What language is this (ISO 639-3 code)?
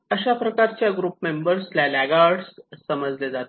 mar